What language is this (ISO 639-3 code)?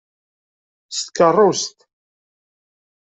kab